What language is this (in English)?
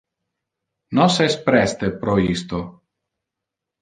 Interlingua